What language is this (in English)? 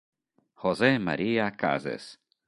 Italian